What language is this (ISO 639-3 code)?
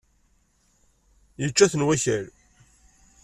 kab